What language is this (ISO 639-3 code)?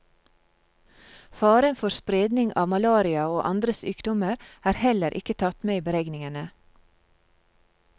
nor